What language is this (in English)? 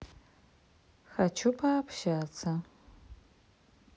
Russian